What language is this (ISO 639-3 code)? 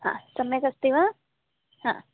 san